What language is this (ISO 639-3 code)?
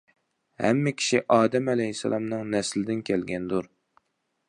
uig